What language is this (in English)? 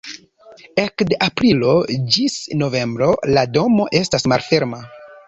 Esperanto